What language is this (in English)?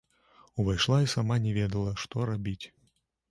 Belarusian